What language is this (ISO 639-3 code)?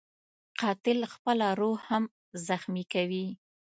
pus